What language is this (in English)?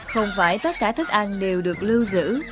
Vietnamese